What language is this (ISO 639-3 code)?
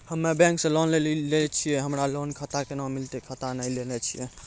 mai